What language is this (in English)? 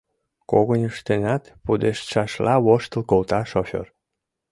Mari